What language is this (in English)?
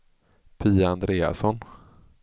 Swedish